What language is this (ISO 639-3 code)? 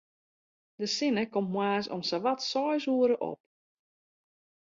fry